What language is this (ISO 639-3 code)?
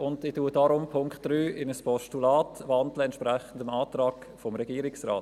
gsw